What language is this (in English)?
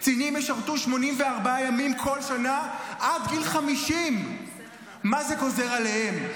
Hebrew